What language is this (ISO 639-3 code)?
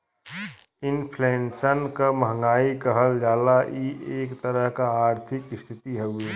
bho